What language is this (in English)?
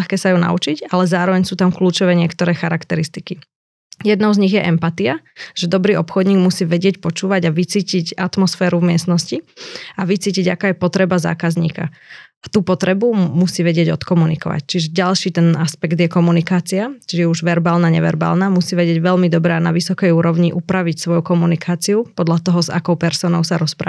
Slovak